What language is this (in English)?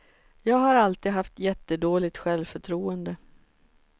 Swedish